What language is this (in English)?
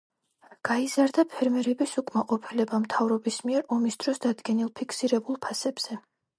Georgian